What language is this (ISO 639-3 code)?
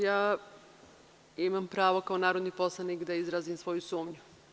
srp